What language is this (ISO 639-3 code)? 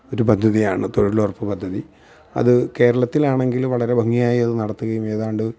mal